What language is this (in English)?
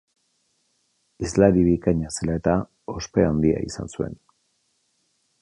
Basque